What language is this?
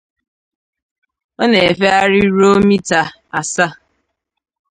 Igbo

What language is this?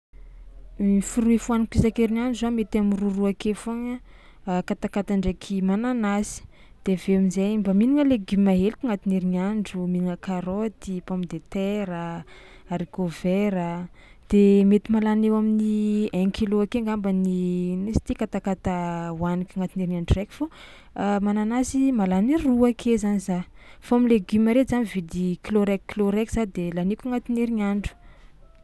Tsimihety Malagasy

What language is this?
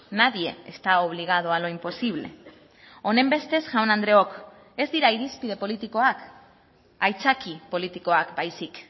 Basque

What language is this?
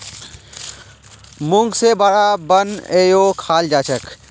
Magahi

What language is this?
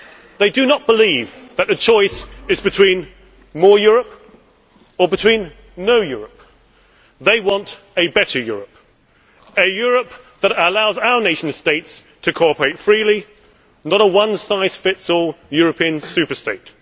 English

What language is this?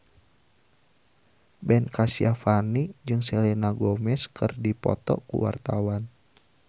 Sundanese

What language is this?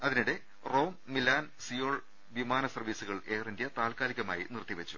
Malayalam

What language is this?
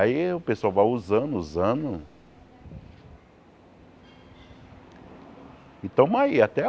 Portuguese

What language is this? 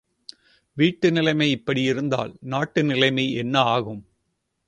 Tamil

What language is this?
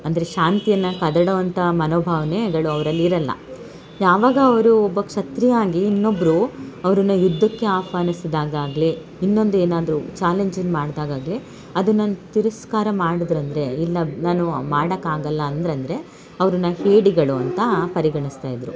Kannada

